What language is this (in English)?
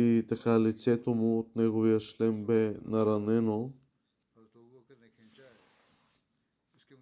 Bulgarian